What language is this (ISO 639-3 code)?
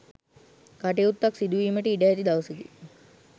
sin